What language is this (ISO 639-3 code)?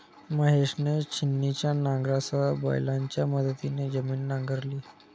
mar